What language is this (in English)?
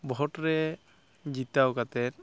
Santali